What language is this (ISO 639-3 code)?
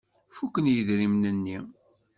kab